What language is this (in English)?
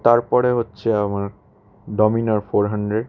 Bangla